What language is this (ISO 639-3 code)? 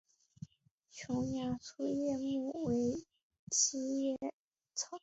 zho